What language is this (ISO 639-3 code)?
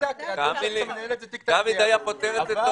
heb